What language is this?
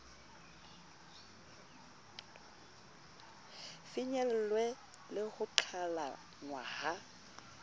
Southern Sotho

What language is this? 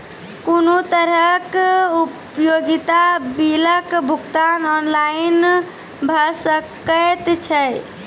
Maithili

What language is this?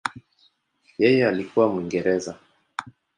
Swahili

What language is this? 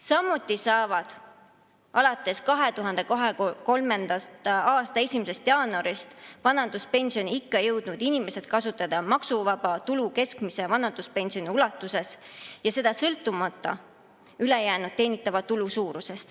Estonian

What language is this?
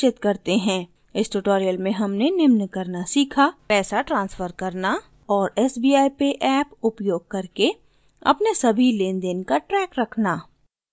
Hindi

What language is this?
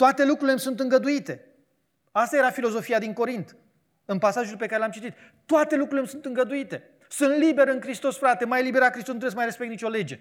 Romanian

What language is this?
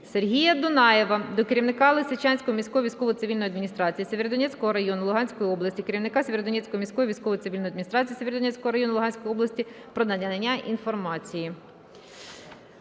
Ukrainian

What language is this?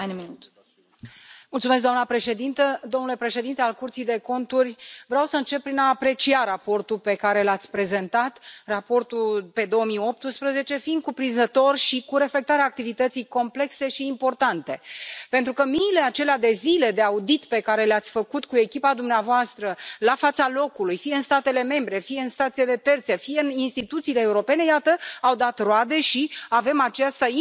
Romanian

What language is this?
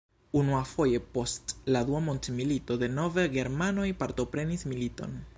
Esperanto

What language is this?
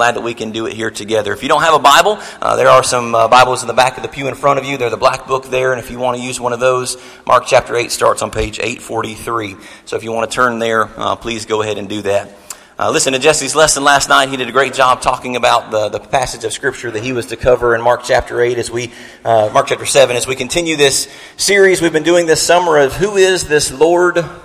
English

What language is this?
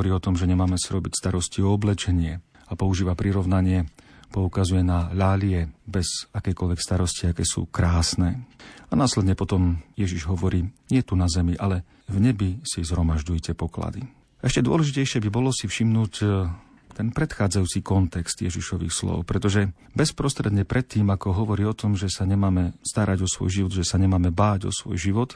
Slovak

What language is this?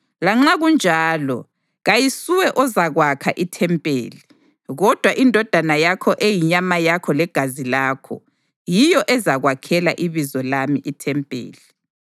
North Ndebele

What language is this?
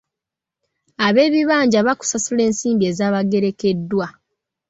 Ganda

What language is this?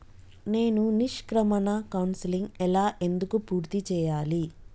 Telugu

